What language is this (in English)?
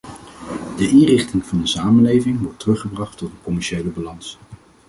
Dutch